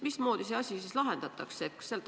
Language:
Estonian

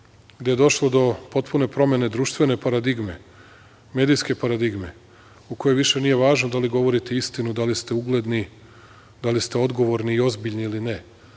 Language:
Serbian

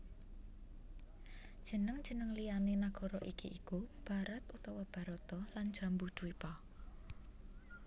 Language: Javanese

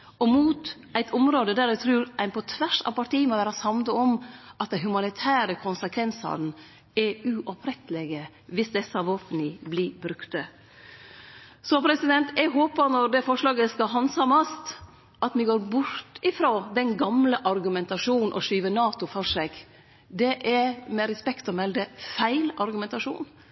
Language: Norwegian Nynorsk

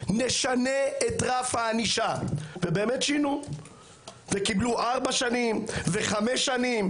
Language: Hebrew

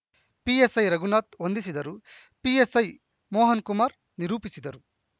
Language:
Kannada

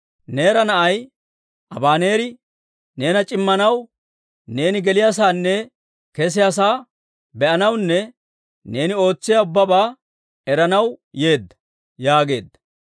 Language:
Dawro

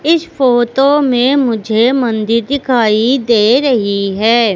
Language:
Hindi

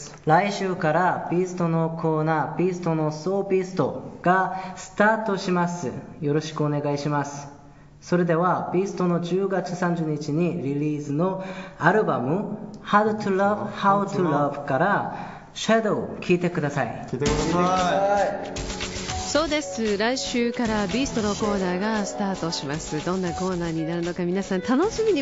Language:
Japanese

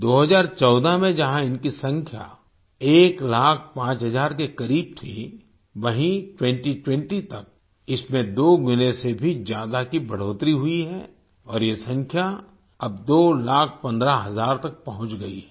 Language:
Hindi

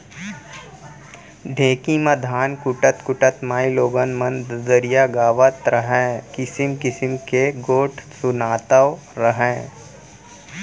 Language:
Chhattisgarhi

